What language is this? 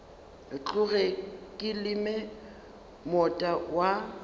Northern Sotho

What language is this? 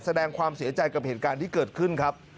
Thai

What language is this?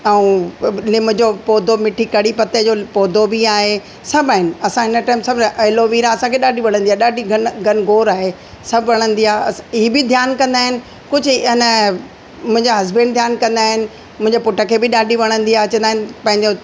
Sindhi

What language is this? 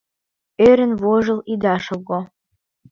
Mari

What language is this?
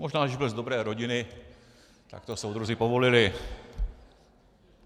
Czech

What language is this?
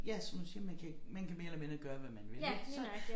Danish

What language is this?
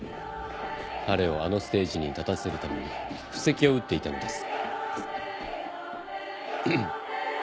Japanese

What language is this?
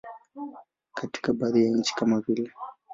Swahili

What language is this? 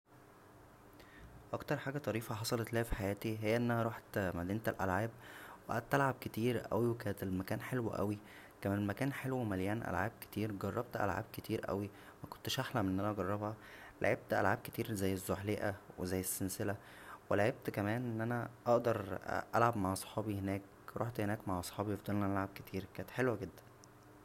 Egyptian Arabic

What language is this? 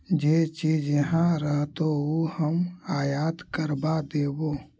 Magahi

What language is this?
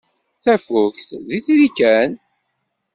Kabyle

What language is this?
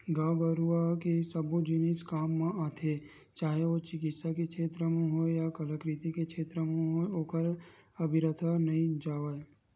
Chhattisgarhi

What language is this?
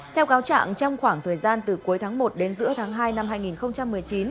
Vietnamese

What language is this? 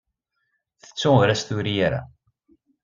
Kabyle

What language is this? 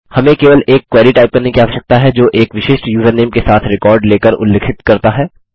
Hindi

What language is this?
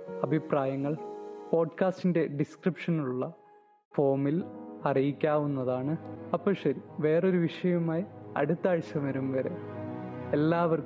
Malayalam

